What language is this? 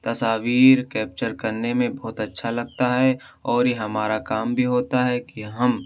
Urdu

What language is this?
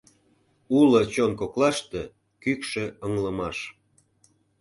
Mari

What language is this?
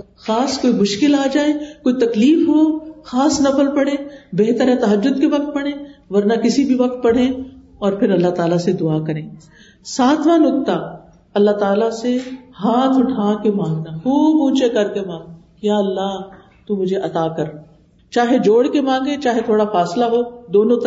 Urdu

